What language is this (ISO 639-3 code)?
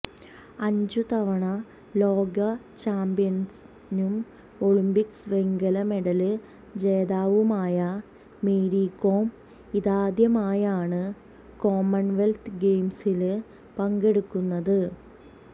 mal